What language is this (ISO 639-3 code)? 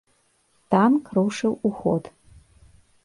bel